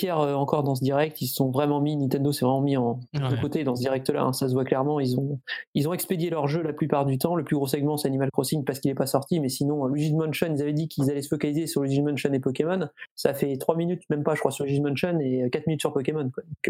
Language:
French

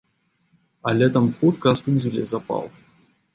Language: Belarusian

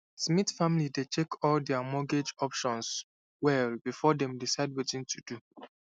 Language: Nigerian Pidgin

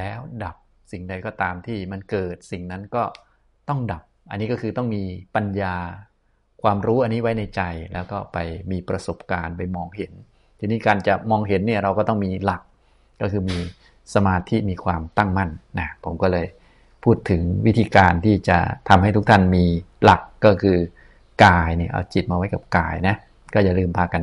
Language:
Thai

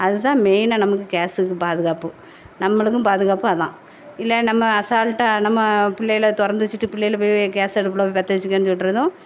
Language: Tamil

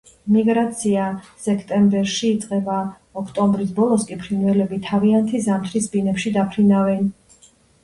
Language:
Georgian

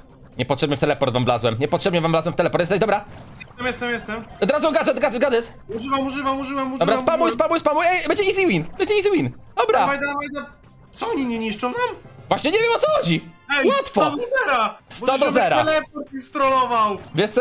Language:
Polish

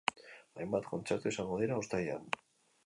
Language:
Basque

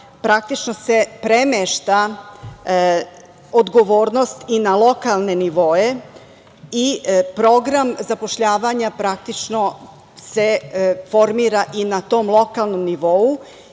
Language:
Serbian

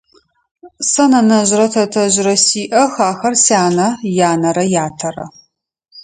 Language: Adyghe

